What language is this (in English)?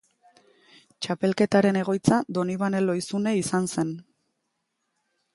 Basque